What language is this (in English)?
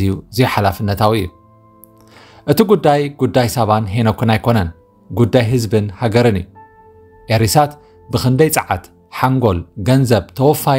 Arabic